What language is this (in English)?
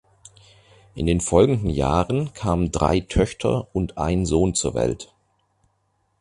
German